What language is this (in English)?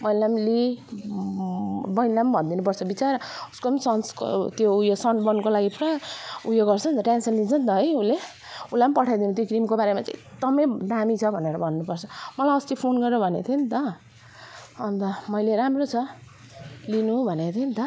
Nepali